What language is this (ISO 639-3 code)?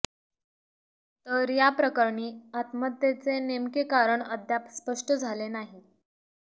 mar